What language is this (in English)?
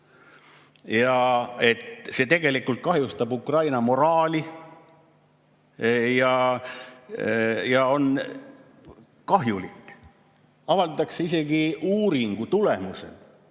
Estonian